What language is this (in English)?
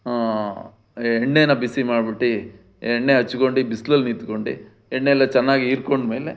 Kannada